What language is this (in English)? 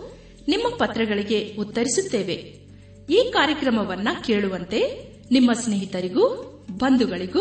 Kannada